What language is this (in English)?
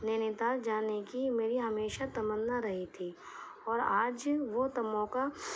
Urdu